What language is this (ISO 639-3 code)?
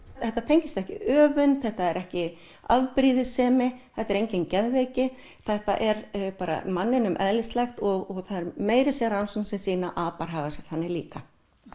isl